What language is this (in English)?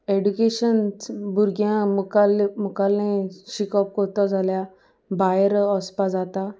Konkani